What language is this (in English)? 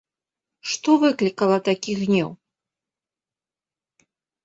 Belarusian